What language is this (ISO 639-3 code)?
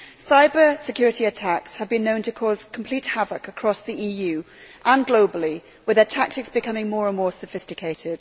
eng